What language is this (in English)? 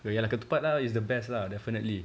English